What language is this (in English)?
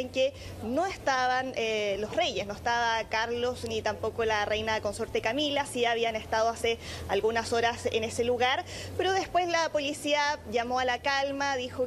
Spanish